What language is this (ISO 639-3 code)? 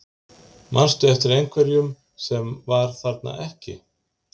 isl